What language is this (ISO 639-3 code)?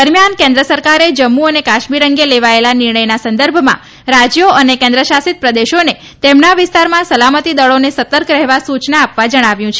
guj